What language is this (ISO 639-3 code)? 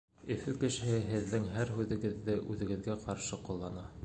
bak